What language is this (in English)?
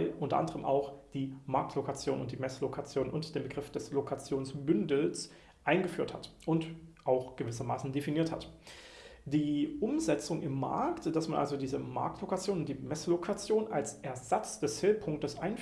German